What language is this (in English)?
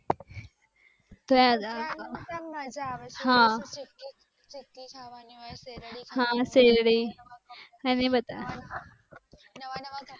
Gujarati